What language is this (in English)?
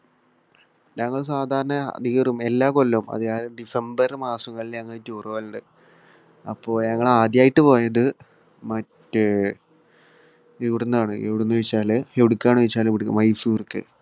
Malayalam